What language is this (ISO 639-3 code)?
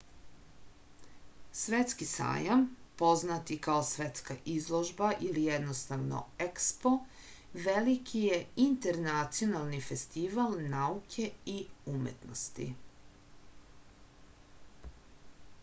srp